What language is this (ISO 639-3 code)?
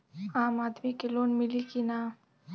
bho